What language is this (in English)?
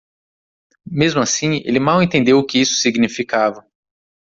Portuguese